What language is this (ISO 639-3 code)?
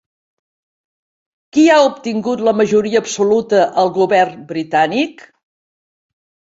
cat